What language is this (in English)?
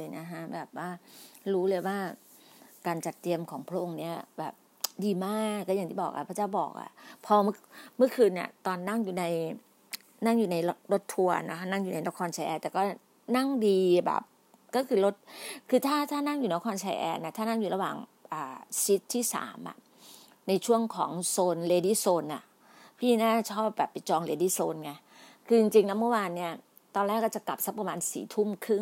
Thai